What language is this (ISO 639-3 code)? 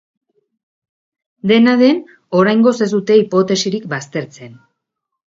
eus